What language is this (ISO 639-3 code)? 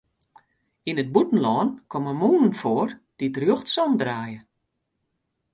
fry